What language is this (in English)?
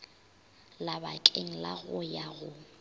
Northern Sotho